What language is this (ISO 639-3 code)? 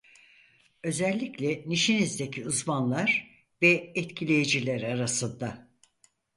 tur